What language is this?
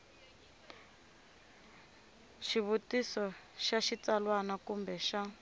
Tsonga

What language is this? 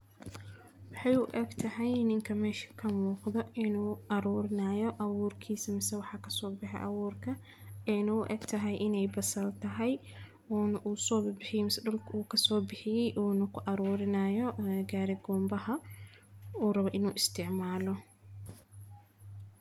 Somali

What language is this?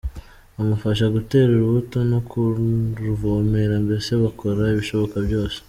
Kinyarwanda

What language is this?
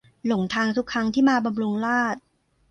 Thai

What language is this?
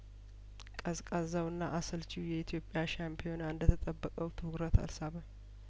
Amharic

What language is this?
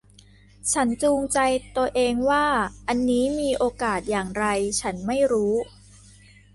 Thai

